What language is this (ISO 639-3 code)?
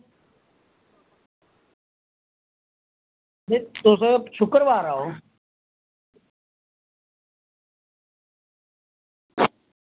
doi